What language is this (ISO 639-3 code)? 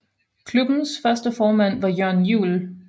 dan